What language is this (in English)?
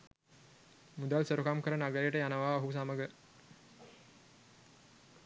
Sinhala